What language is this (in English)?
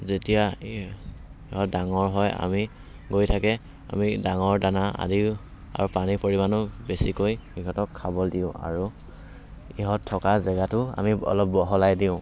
Assamese